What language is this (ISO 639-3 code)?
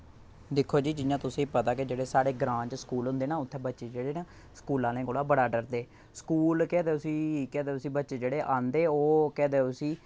doi